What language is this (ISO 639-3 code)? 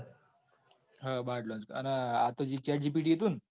guj